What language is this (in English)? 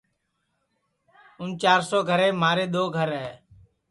Sansi